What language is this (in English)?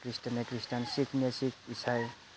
Bodo